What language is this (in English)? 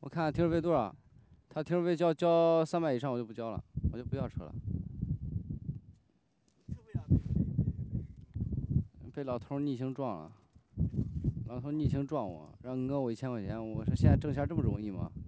Chinese